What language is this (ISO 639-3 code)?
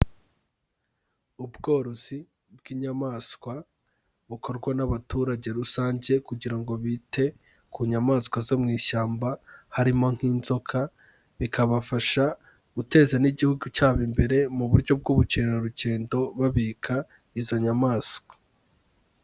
kin